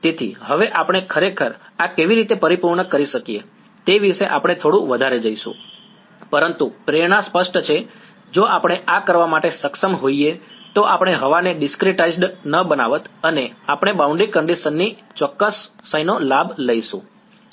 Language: Gujarati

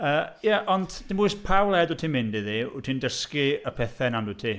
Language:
Welsh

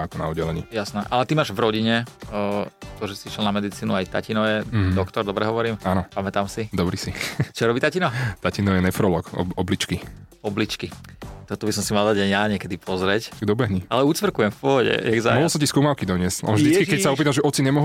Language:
Slovak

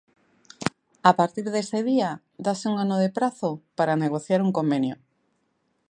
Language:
Galician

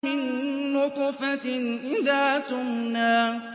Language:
Arabic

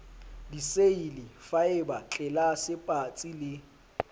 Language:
Southern Sotho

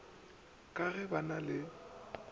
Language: Northern Sotho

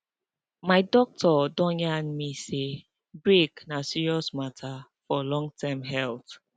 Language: Nigerian Pidgin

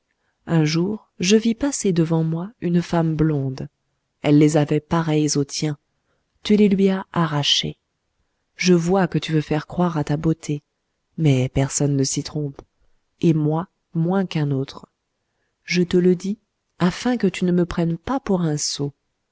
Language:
French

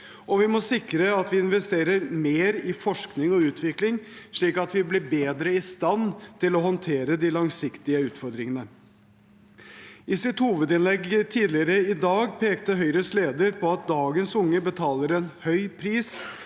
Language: Norwegian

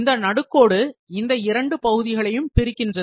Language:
Tamil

